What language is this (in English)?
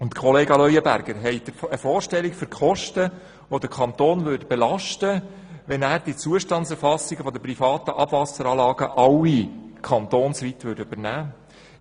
Swiss German